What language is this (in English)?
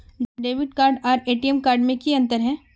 Magahi